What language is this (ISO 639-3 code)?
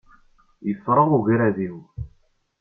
kab